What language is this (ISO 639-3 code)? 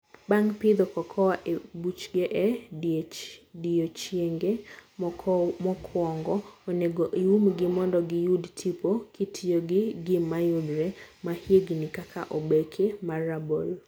luo